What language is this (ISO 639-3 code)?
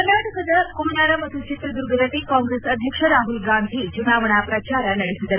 kan